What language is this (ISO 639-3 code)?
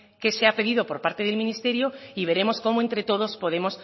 spa